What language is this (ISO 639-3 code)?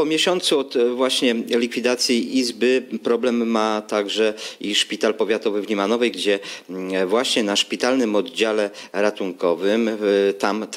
pol